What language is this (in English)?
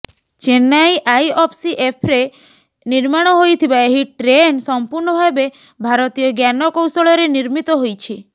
Odia